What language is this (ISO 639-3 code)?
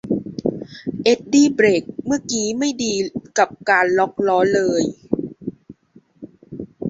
tha